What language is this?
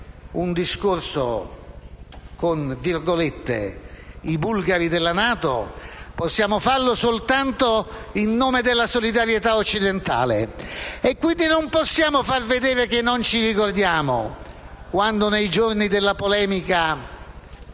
Italian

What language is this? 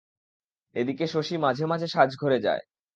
Bangla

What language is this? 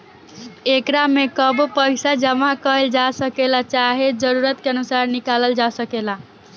Bhojpuri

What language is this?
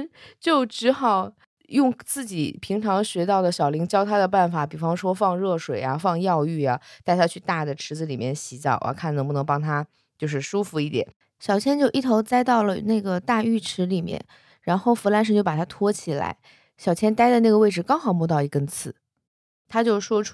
Chinese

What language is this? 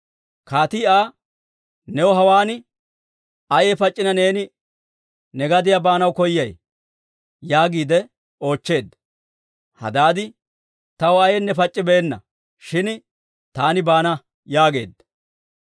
Dawro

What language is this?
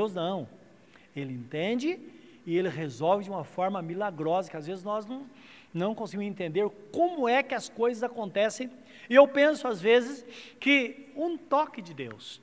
Portuguese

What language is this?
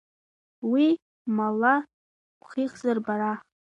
Abkhazian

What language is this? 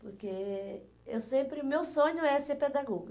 Portuguese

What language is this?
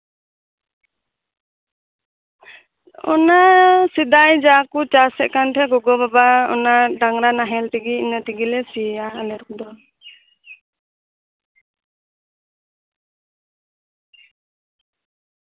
Santali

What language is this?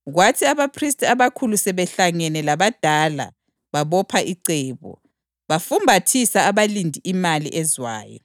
North Ndebele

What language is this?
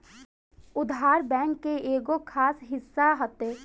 Bhojpuri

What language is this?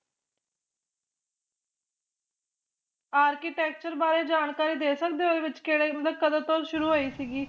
Punjabi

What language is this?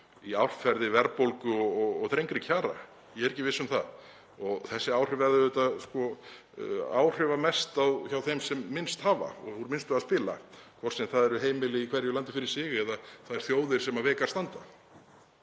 Icelandic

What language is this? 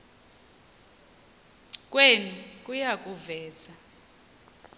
Xhosa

